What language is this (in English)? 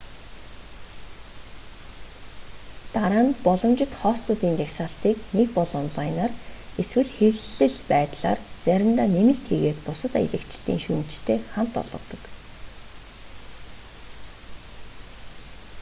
Mongolian